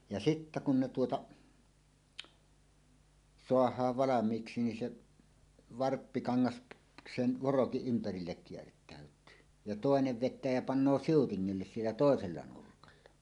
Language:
Finnish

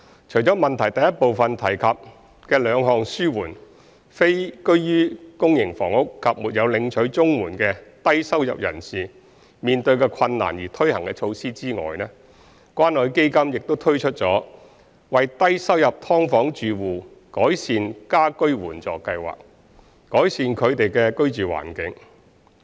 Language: Cantonese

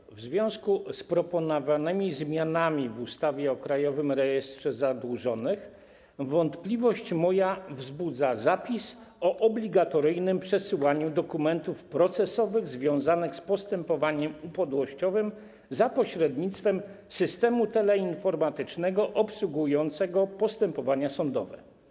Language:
Polish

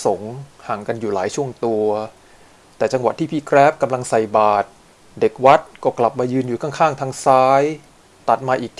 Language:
Thai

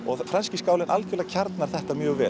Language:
Icelandic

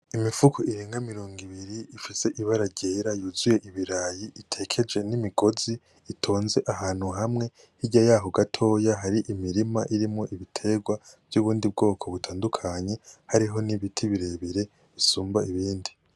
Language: Rundi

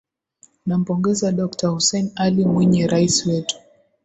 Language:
Swahili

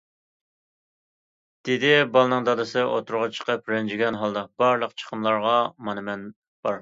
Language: Uyghur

